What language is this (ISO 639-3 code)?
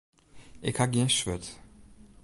fry